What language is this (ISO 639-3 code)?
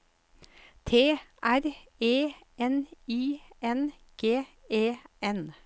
nor